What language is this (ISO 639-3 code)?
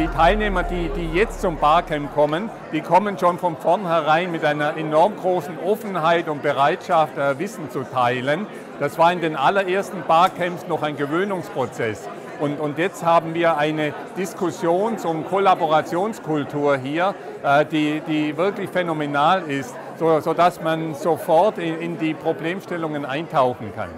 deu